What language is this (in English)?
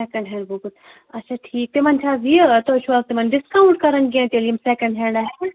Kashmiri